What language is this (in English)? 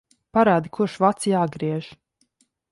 Latvian